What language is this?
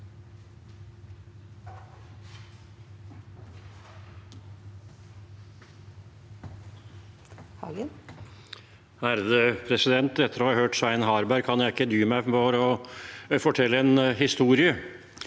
Norwegian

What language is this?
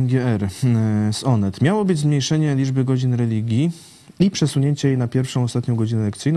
Polish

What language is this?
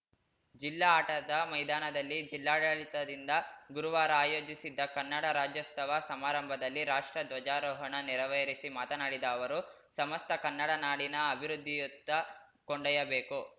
Kannada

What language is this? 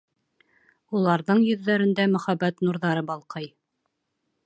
Bashkir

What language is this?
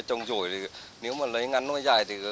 Vietnamese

